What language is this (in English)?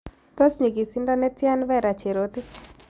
Kalenjin